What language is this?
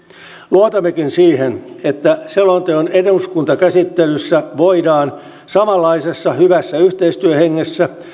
Finnish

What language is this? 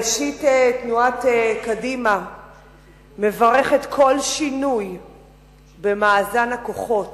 Hebrew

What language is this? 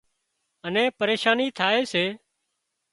Wadiyara Koli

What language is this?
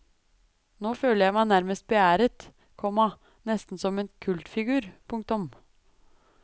Norwegian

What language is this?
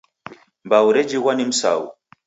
Taita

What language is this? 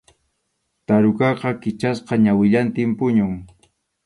Arequipa-La Unión Quechua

